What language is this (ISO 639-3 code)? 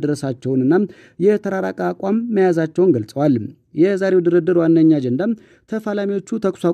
ara